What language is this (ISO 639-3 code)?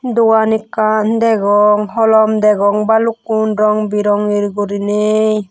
ccp